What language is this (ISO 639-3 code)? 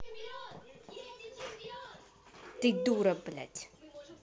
rus